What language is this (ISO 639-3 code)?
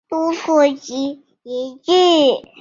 zho